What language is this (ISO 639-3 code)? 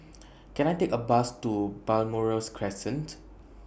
eng